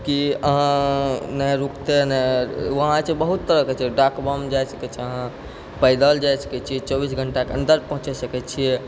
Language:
Maithili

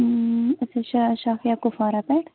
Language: Kashmiri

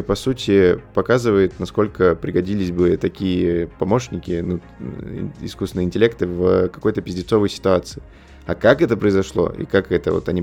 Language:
Russian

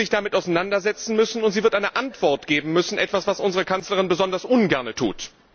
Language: German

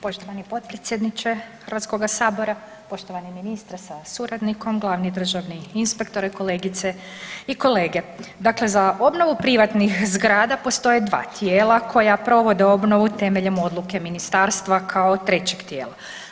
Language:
Croatian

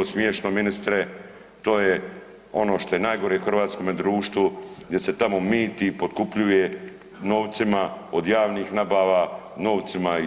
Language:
Croatian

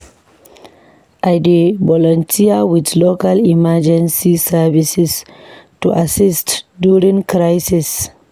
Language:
Nigerian Pidgin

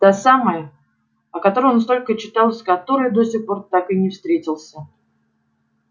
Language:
Russian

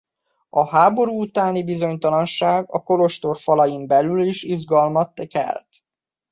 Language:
Hungarian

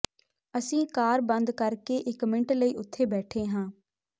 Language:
Punjabi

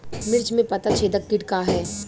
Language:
Bhojpuri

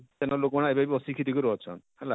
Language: Odia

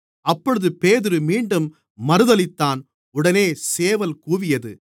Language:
Tamil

